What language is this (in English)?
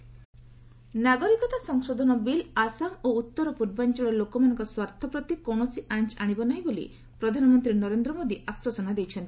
Odia